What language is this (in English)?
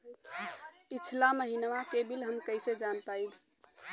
Bhojpuri